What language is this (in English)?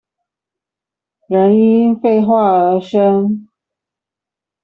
Chinese